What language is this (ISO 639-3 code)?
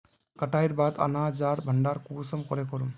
mag